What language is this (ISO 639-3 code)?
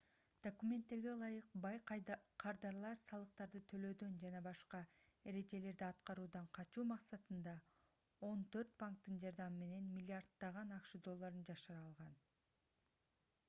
kir